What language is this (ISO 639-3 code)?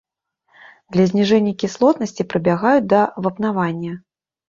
bel